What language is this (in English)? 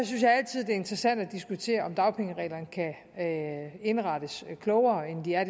Danish